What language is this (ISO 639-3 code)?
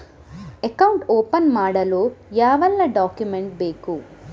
kan